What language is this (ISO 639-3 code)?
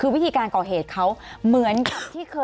tha